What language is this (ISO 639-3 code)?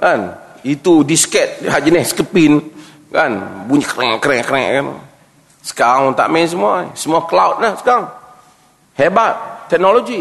msa